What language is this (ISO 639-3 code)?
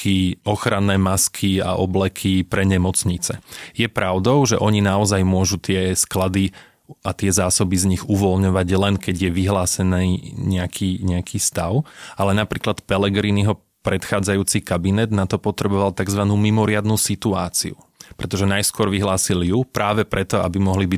slk